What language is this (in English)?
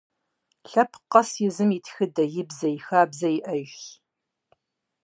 Kabardian